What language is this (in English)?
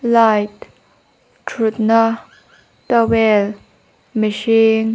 Mizo